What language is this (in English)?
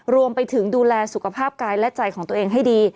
Thai